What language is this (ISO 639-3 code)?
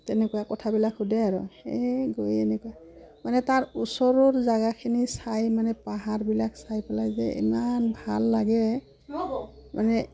asm